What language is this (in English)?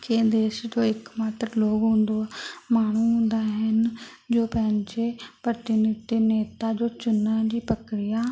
Sindhi